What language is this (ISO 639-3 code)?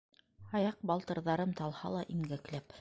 bak